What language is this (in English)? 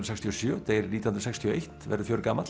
Icelandic